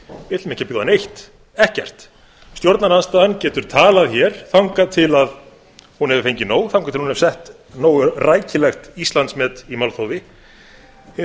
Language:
Icelandic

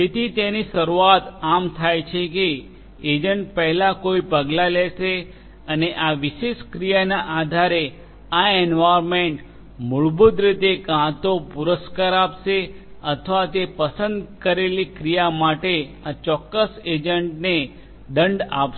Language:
Gujarati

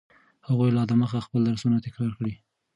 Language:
Pashto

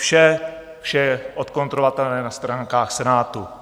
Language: Czech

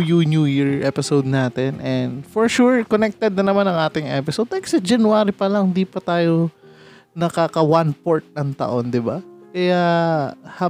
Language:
Filipino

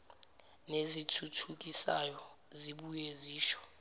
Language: Zulu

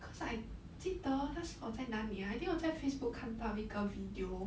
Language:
English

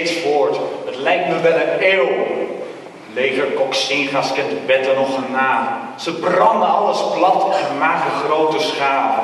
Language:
Dutch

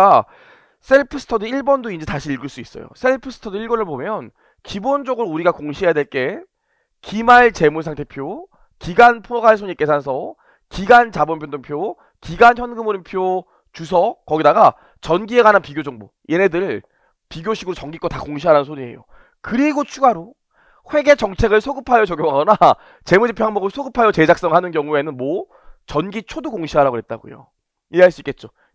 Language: Korean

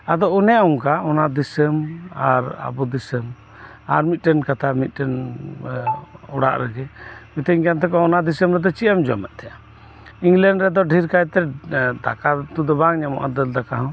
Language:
Santali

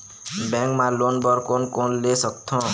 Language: Chhattisgarhi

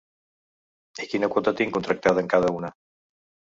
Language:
Catalan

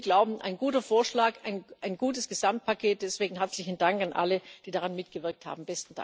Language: German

